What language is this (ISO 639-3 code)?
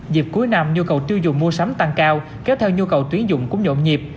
vie